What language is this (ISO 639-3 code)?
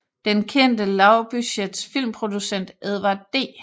dan